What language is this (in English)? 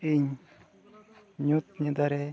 Santali